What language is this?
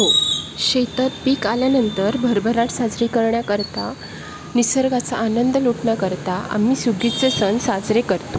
Marathi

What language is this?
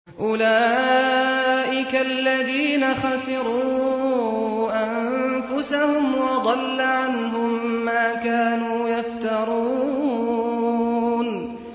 Arabic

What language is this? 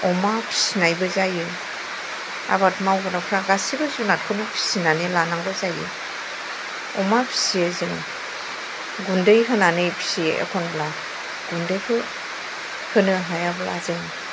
Bodo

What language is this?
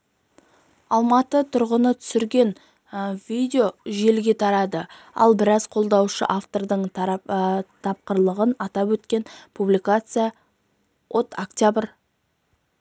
Kazakh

